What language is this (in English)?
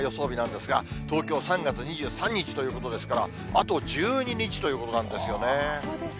Japanese